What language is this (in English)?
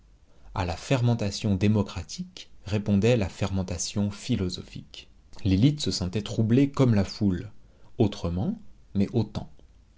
French